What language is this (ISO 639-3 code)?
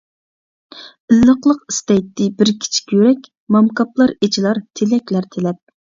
uig